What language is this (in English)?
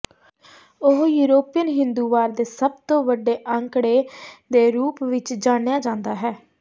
Punjabi